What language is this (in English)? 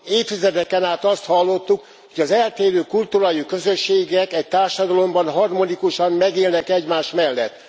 Hungarian